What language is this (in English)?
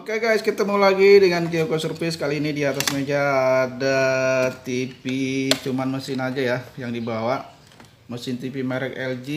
Indonesian